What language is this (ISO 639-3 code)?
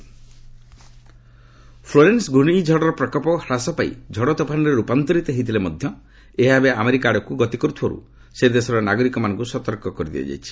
ori